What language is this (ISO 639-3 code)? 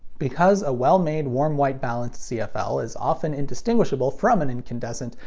eng